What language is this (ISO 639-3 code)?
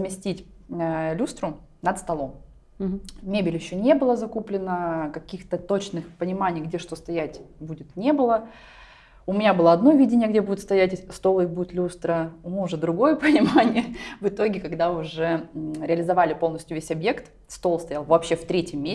rus